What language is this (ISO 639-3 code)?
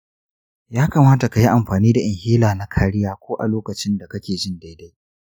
hau